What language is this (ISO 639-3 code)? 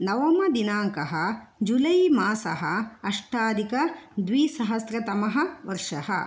san